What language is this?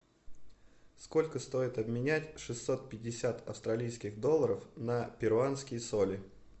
Russian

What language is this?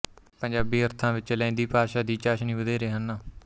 Punjabi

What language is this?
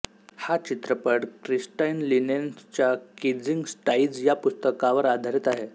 Marathi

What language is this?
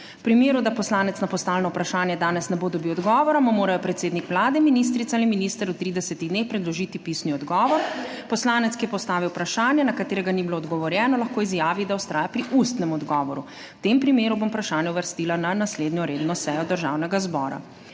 Slovenian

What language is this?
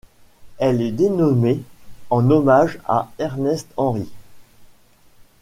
French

